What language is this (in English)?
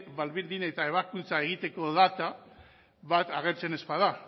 Basque